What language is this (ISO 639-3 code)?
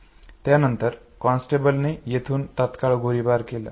mar